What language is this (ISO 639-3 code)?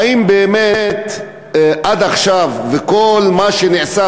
heb